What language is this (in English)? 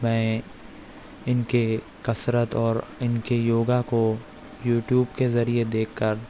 Urdu